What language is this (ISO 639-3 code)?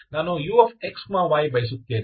kan